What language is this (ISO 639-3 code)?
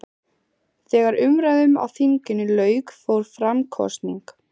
isl